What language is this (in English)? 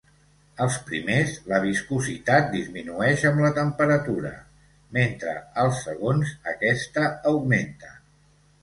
Catalan